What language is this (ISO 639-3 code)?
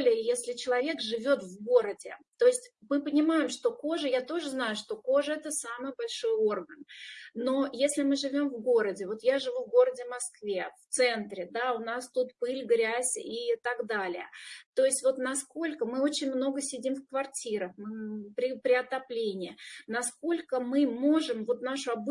rus